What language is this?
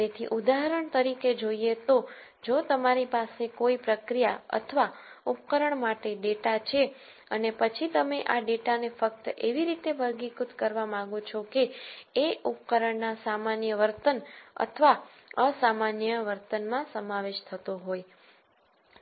Gujarati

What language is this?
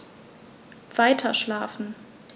German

